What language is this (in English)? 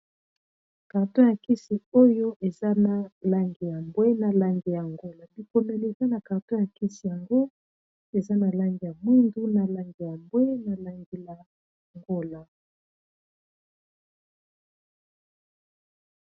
Lingala